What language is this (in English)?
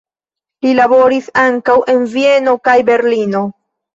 Esperanto